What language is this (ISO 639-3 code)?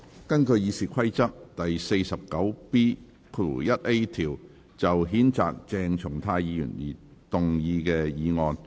yue